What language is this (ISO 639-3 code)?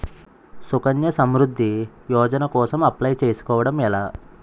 tel